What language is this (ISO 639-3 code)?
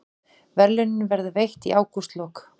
isl